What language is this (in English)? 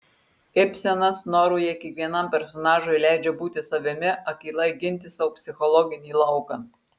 Lithuanian